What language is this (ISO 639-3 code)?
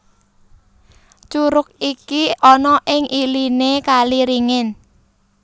jav